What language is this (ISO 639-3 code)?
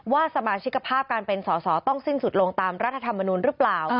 tha